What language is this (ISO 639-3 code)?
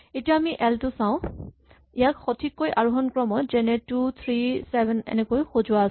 asm